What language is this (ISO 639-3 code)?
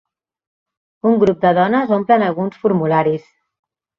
cat